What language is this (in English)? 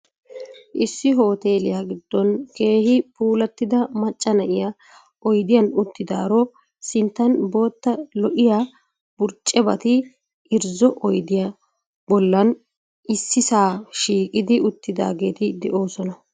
Wolaytta